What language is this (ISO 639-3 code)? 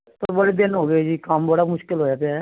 pan